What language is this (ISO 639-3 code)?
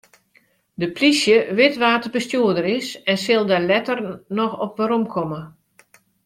fry